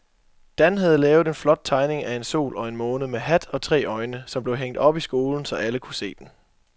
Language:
Danish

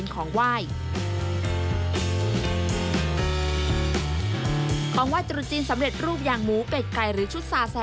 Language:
Thai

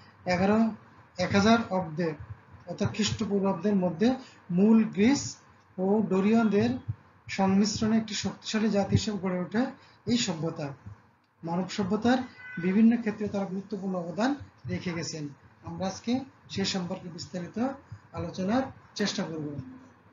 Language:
Turkish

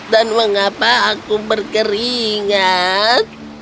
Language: Indonesian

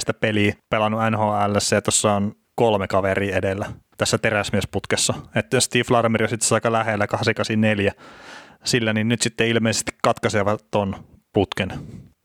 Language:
Finnish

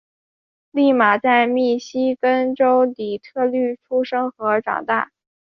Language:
Chinese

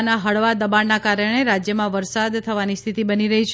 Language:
Gujarati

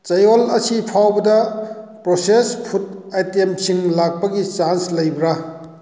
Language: Manipuri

